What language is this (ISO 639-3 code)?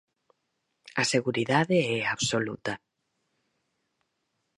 glg